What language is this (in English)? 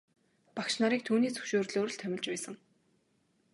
Mongolian